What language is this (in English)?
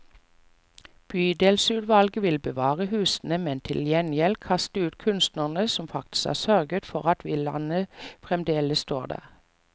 Norwegian